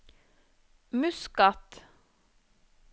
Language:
Norwegian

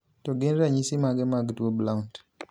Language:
Luo (Kenya and Tanzania)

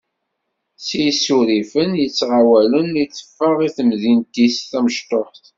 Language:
Kabyle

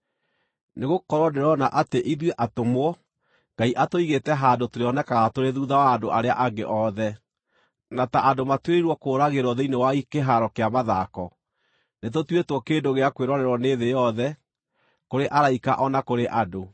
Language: Kikuyu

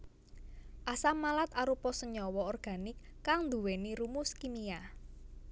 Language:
Javanese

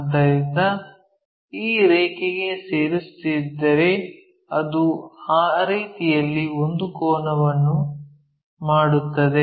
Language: Kannada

